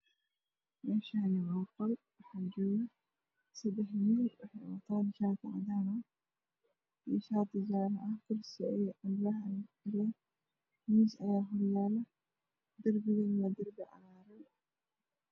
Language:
Somali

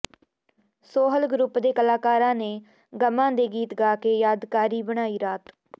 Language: Punjabi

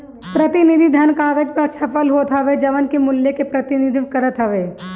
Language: Bhojpuri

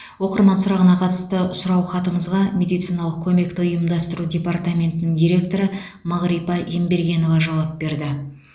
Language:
Kazakh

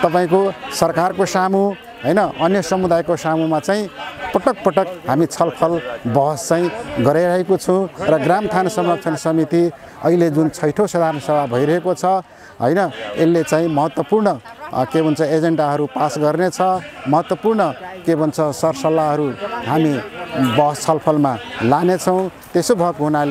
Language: Indonesian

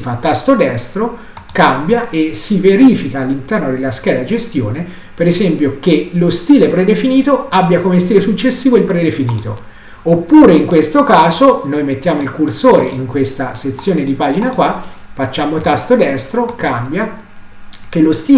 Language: Italian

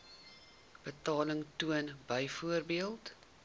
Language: Afrikaans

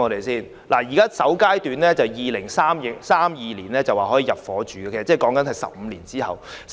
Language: Cantonese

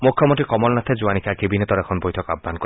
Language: Assamese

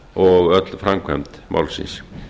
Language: Icelandic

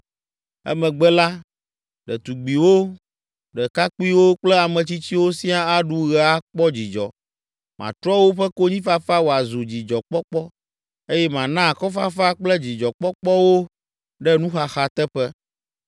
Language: Ewe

